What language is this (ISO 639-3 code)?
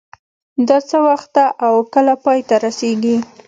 pus